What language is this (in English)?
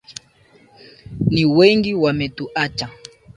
Swahili